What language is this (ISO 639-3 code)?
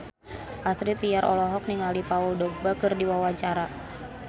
sun